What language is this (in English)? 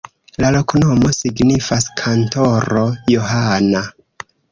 Esperanto